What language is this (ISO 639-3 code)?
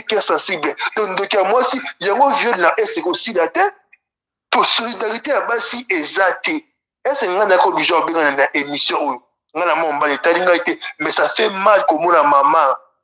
fra